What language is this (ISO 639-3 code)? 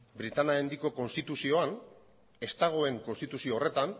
eus